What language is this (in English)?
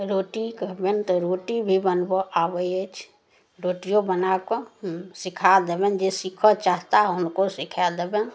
Maithili